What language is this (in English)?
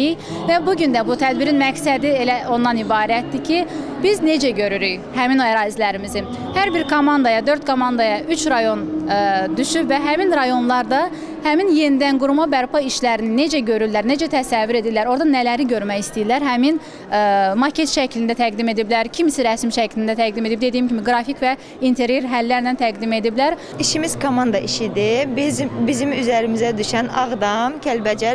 Turkish